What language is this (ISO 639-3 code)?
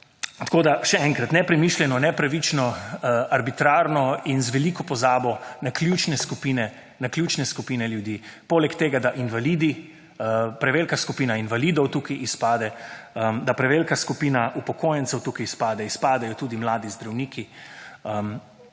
slv